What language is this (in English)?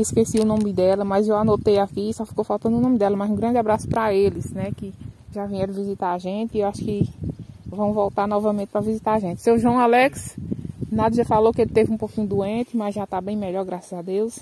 Portuguese